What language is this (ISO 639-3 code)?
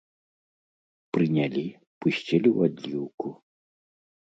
bel